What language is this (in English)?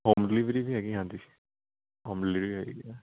Punjabi